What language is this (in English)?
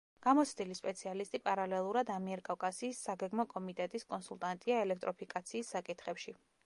Georgian